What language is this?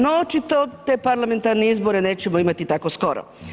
Croatian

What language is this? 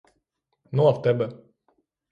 Ukrainian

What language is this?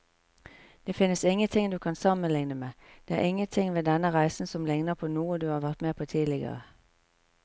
Norwegian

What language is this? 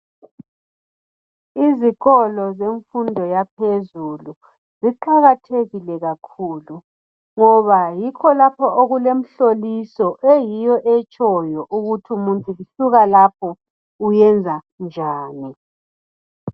North Ndebele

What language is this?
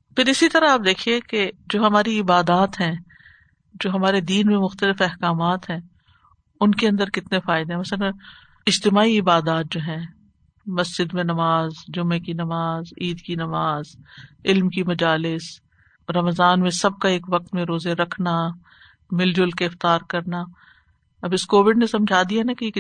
Urdu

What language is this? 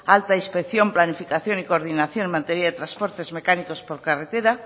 Spanish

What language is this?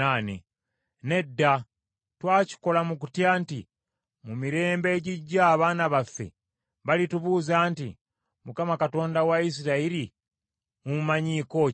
Ganda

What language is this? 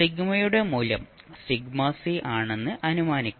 Malayalam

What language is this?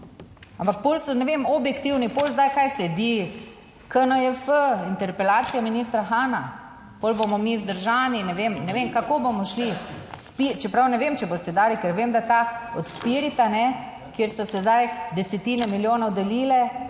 Slovenian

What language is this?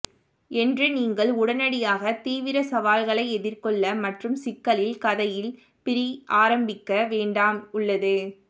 Tamil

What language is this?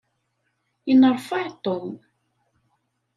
Kabyle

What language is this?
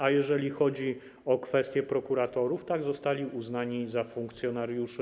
Polish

